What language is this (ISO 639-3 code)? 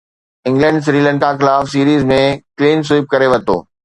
snd